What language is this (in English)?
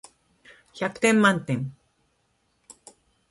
Japanese